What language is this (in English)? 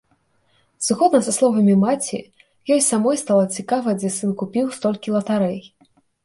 Belarusian